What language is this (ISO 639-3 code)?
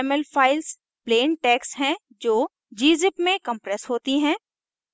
hin